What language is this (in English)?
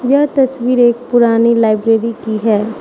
Hindi